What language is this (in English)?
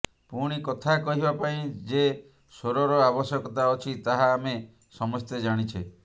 Odia